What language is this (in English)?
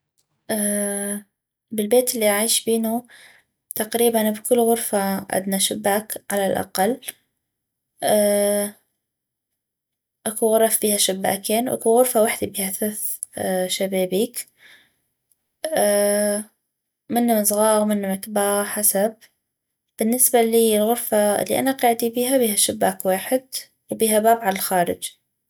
North Mesopotamian Arabic